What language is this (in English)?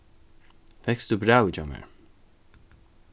Faroese